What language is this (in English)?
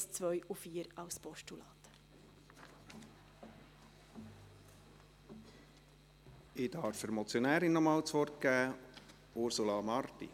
Swiss German